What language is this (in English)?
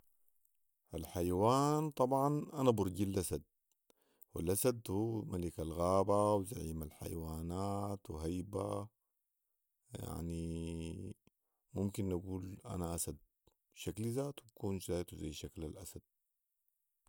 Sudanese Arabic